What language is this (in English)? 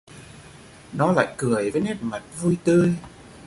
Vietnamese